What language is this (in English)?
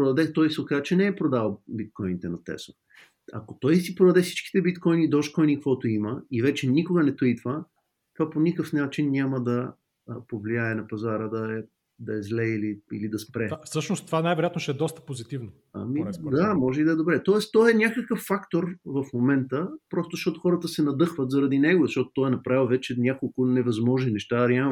Bulgarian